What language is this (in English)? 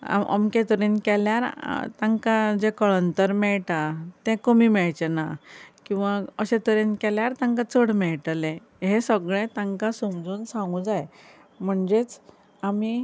Konkani